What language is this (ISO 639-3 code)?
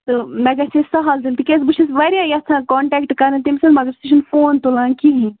kas